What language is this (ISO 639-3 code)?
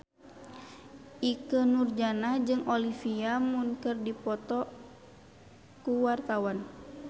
sun